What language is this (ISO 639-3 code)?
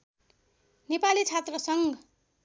nep